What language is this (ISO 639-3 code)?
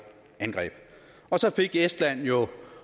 dan